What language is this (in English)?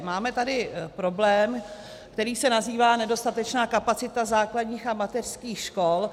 Czech